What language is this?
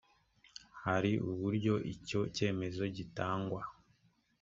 Kinyarwanda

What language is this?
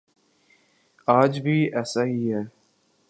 Urdu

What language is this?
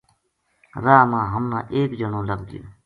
Gujari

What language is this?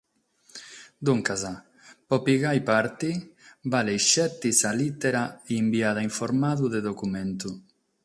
Sardinian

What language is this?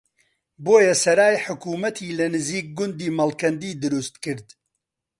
Central Kurdish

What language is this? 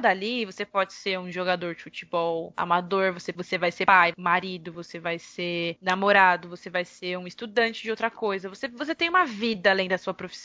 Portuguese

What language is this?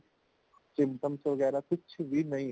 Punjabi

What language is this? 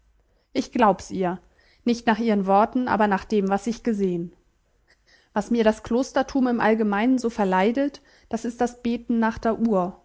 German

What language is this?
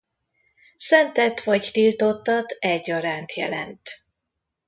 Hungarian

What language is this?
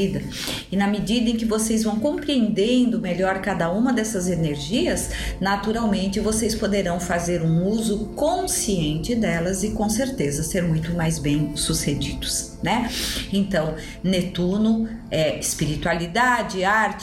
Portuguese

